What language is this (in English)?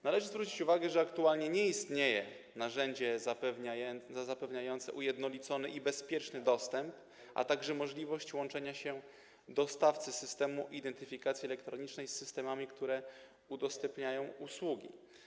Polish